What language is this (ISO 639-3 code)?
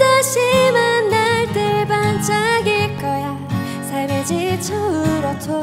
kor